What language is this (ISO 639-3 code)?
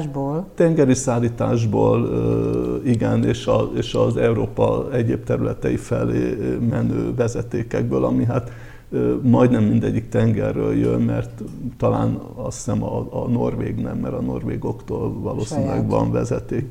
hun